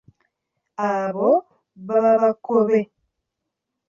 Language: Ganda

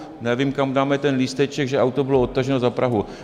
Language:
Czech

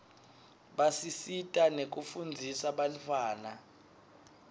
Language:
Swati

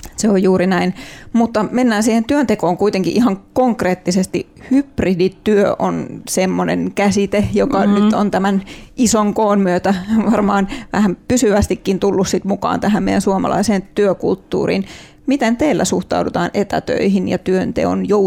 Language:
Finnish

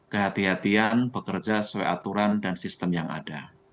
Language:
Indonesian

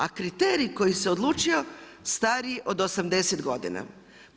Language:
Croatian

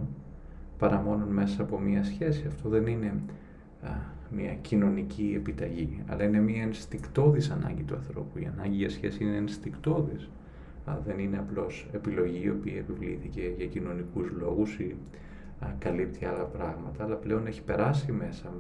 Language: Greek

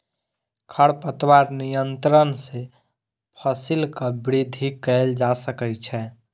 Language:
Maithili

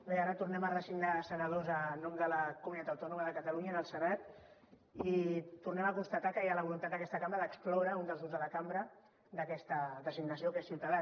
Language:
Catalan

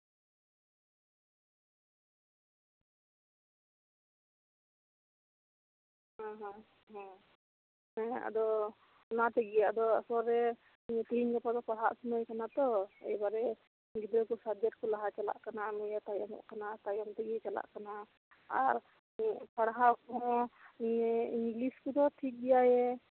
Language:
Santali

